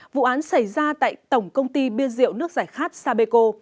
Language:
Vietnamese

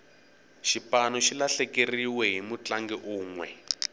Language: Tsonga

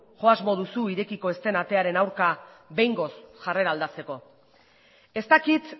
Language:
Basque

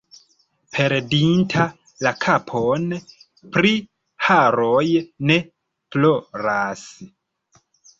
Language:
Esperanto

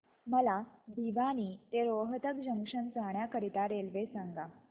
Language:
Marathi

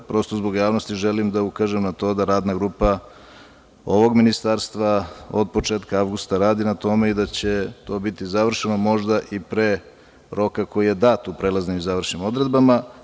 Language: Serbian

